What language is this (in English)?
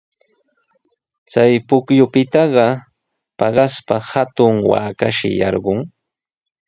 Sihuas Ancash Quechua